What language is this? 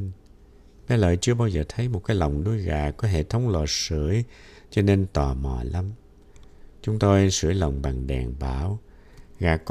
Vietnamese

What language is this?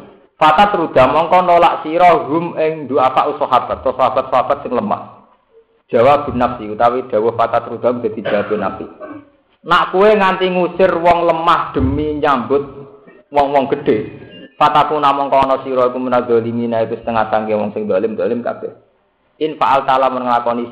Indonesian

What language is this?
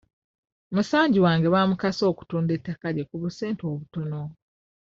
Ganda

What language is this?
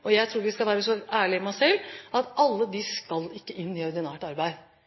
Norwegian Bokmål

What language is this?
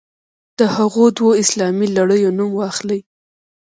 Pashto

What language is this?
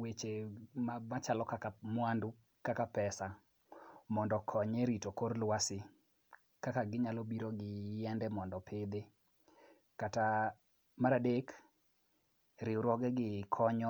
Luo (Kenya and Tanzania)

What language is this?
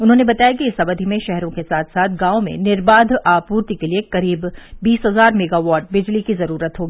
Hindi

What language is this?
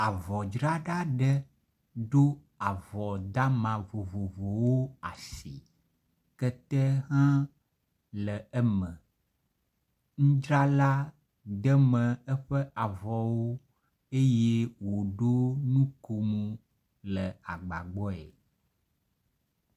Ewe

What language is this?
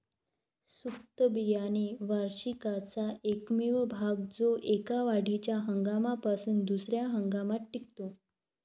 Marathi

